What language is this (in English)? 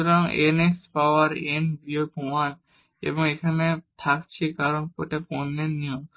Bangla